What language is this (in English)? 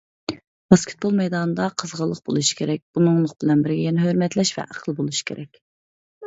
Uyghur